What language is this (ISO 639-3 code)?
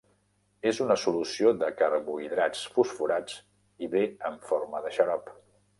cat